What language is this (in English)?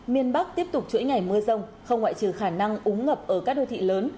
Vietnamese